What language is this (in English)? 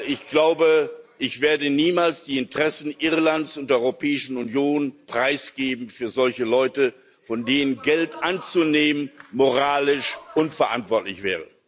German